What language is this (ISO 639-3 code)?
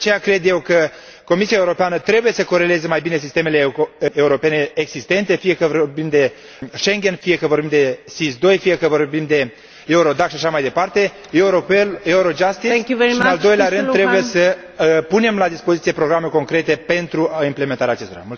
ron